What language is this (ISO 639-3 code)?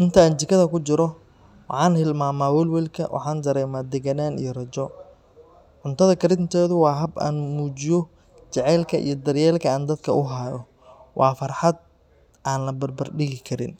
som